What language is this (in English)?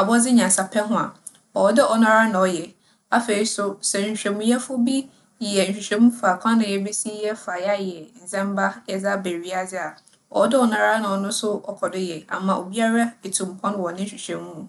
Akan